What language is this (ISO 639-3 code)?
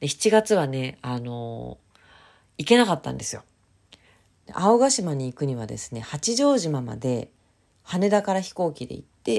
jpn